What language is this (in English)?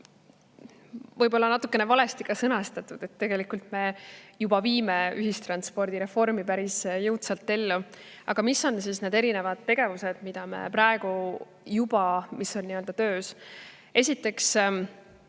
Estonian